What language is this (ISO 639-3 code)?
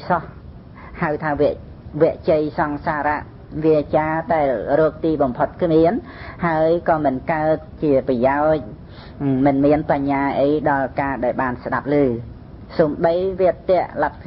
vie